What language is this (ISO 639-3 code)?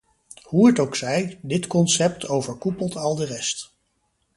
nld